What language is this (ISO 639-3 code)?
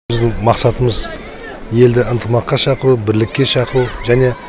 kaz